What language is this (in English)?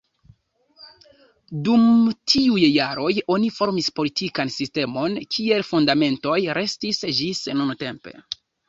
Esperanto